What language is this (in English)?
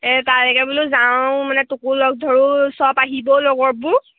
Assamese